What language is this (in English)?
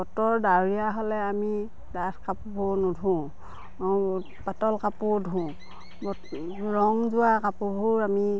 Assamese